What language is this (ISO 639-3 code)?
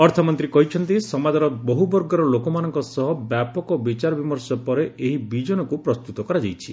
ori